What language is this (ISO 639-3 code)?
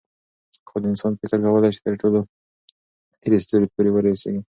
pus